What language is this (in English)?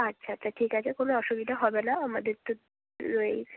Bangla